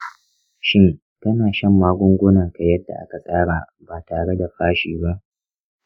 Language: Hausa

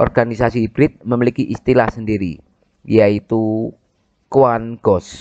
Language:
Indonesian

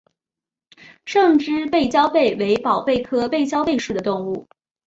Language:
Chinese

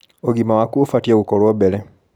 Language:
Kikuyu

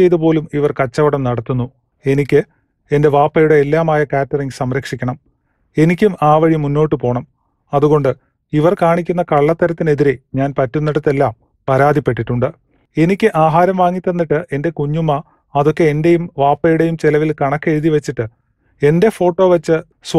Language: Romanian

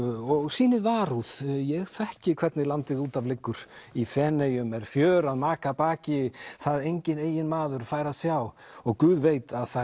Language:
Icelandic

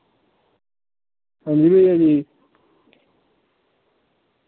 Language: Dogri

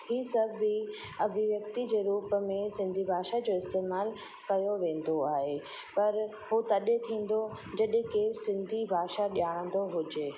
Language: Sindhi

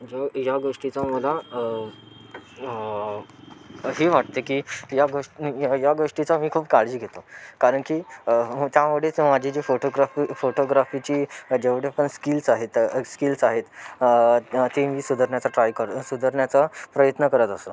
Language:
Marathi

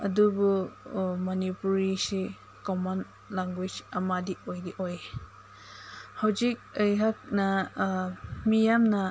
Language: Manipuri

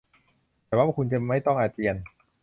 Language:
Thai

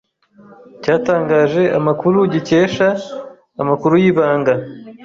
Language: Kinyarwanda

